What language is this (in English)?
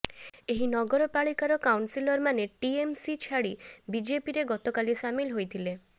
Odia